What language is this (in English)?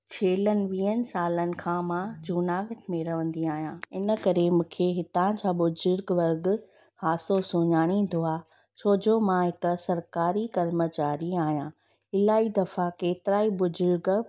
Sindhi